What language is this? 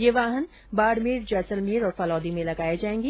Hindi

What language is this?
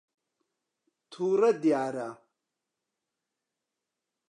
Central Kurdish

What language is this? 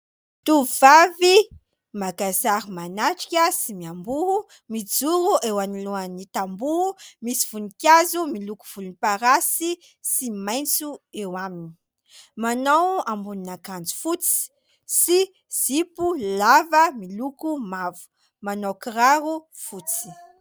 Malagasy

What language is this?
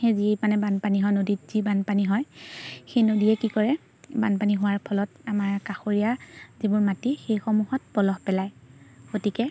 Assamese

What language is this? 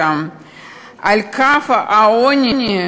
Hebrew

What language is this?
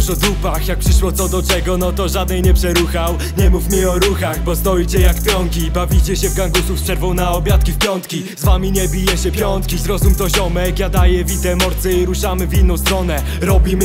Polish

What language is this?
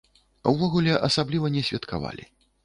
Belarusian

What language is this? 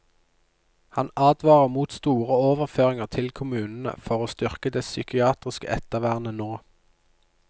Norwegian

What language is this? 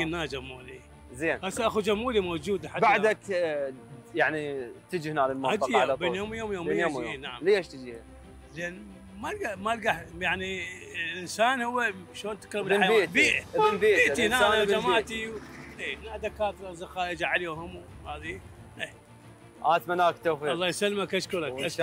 Arabic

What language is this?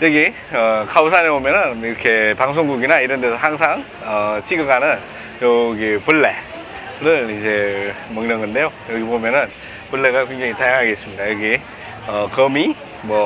Korean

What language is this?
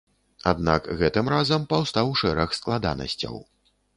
Belarusian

